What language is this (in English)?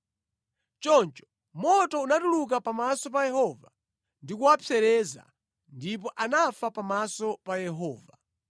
Nyanja